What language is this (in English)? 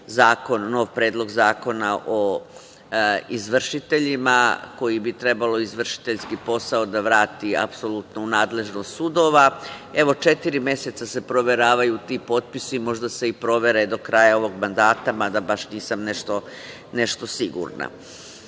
Serbian